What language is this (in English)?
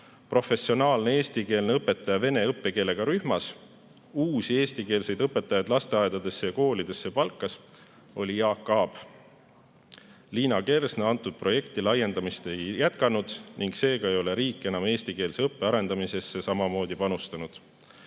Estonian